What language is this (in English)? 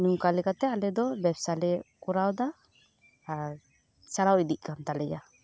Santali